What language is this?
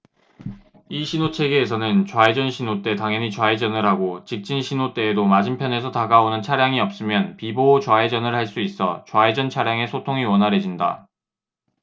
Korean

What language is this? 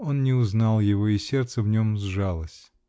Russian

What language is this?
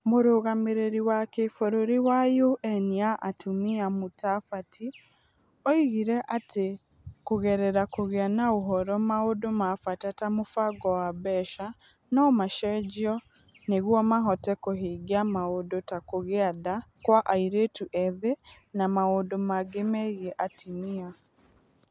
Kikuyu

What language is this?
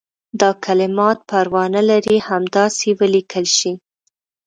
Pashto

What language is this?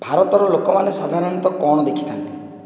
Odia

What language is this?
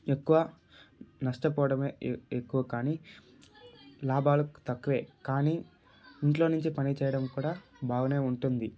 Telugu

